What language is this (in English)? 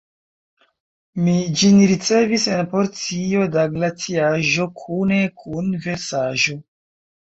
Esperanto